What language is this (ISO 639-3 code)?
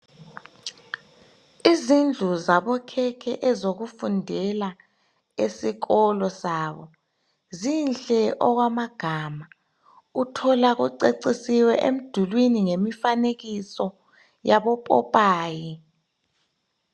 nde